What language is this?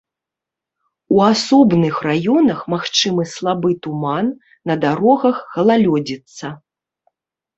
Belarusian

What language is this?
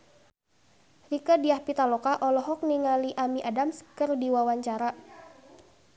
Sundanese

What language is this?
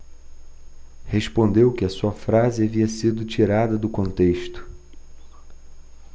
Portuguese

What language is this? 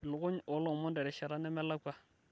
Masai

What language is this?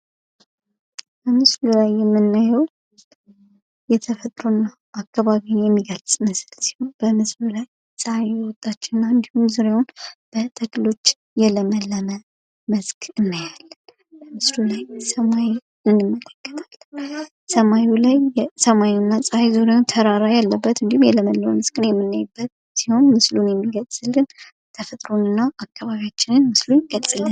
Amharic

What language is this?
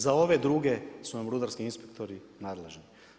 Croatian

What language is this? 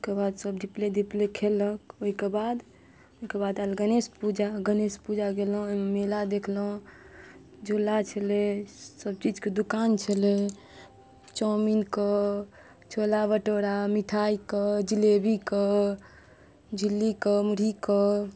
Maithili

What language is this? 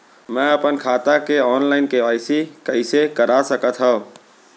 Chhattisgarhi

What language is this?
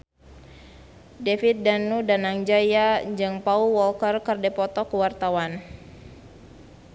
Sundanese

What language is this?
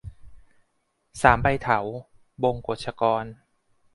Thai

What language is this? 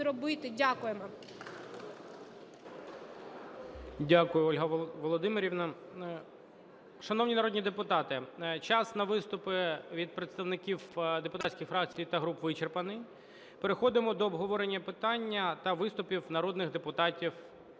Ukrainian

